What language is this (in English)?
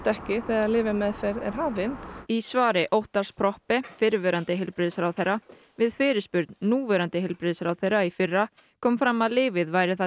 Icelandic